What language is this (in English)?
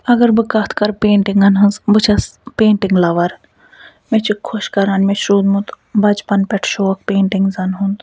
Kashmiri